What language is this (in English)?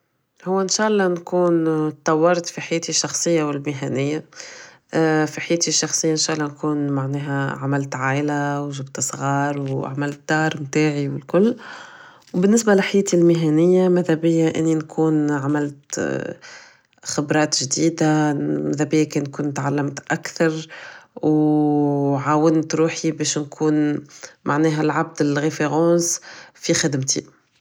Tunisian Arabic